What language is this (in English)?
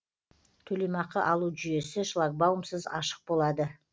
Kazakh